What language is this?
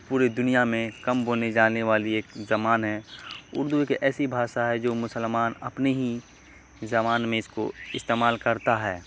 Urdu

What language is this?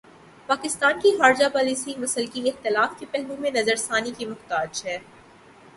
Urdu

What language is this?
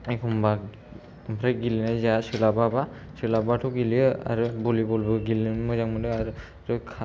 Bodo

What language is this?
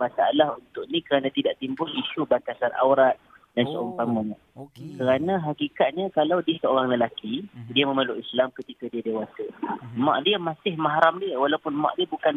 Malay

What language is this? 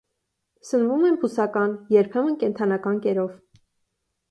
Armenian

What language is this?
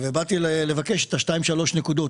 Hebrew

